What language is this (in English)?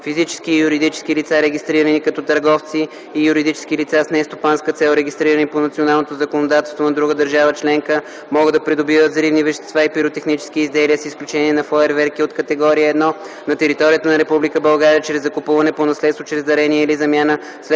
Bulgarian